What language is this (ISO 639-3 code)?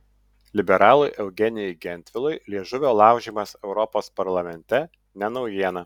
lit